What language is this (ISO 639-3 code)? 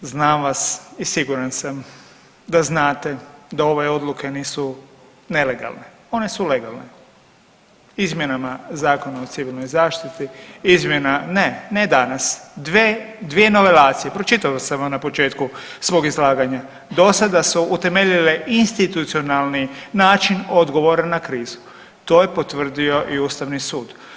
hrv